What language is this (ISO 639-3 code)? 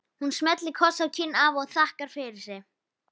isl